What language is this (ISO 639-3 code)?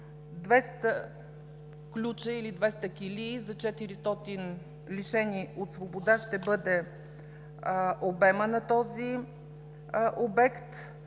bul